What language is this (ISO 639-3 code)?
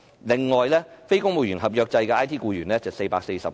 yue